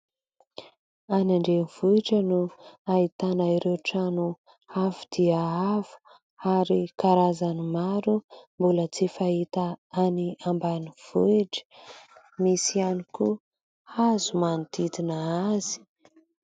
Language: Malagasy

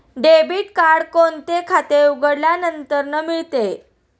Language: Marathi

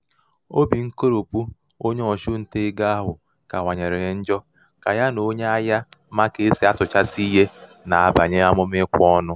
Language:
Igbo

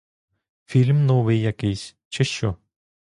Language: Ukrainian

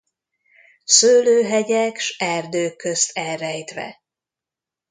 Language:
Hungarian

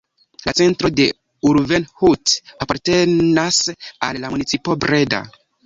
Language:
Esperanto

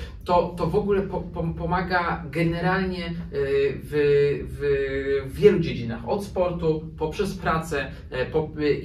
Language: Polish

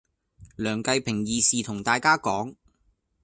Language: Cantonese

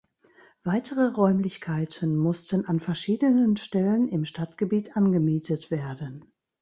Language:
German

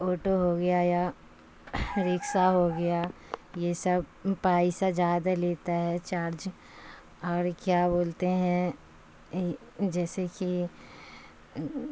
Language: Urdu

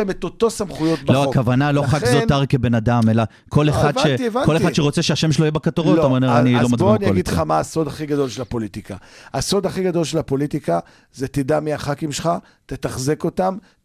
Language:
Hebrew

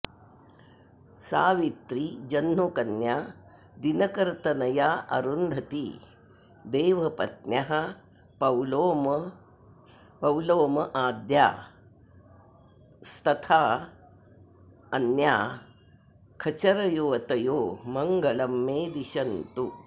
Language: Sanskrit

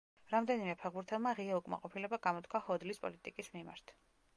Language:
Georgian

